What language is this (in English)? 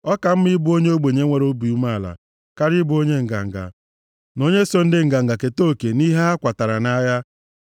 Igbo